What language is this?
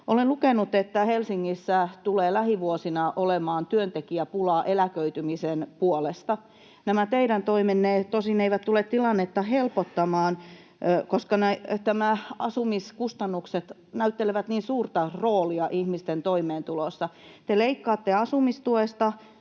Finnish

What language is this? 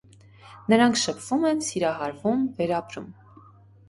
Armenian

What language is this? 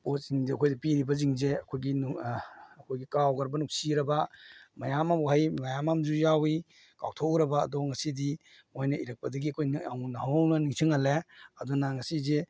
Manipuri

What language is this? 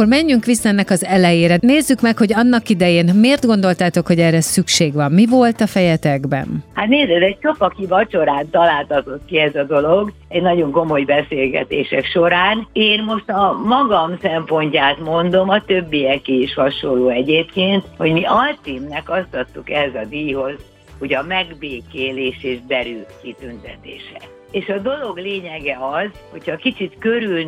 Hungarian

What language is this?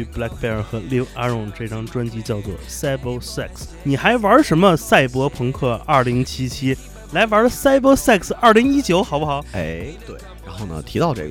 Chinese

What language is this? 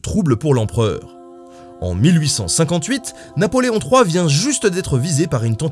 French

